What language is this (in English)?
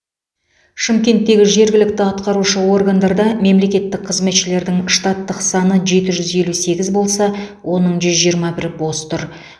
Kazakh